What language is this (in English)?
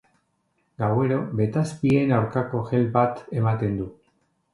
Basque